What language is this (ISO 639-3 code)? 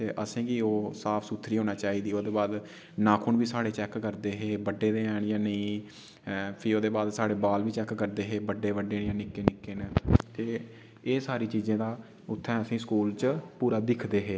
doi